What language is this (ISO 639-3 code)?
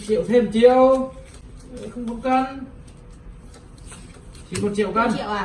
vie